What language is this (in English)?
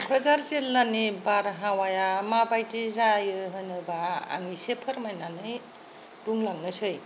Bodo